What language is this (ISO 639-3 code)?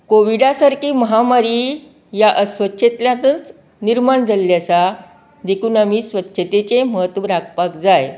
kok